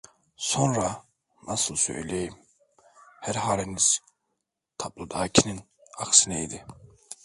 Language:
Turkish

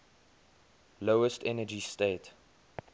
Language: English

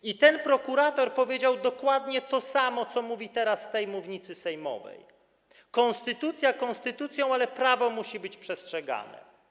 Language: Polish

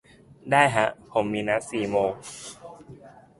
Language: Thai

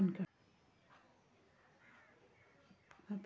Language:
Magahi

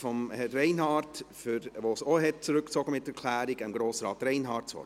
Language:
Swiss German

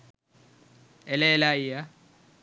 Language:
Sinhala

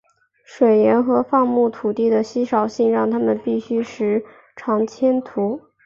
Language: Chinese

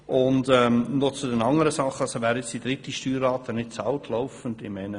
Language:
Swiss German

